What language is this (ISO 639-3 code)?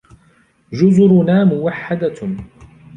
ara